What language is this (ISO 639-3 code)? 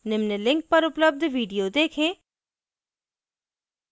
hin